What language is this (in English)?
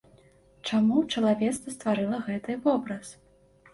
Belarusian